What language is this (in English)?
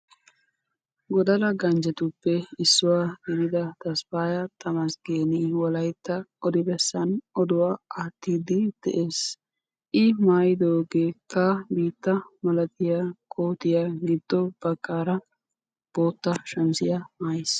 Wolaytta